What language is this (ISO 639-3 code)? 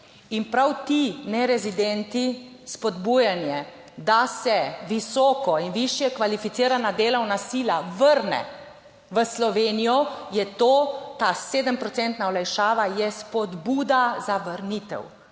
slv